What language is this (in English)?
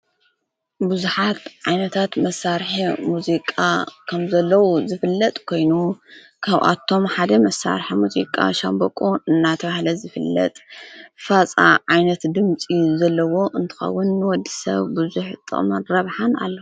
Tigrinya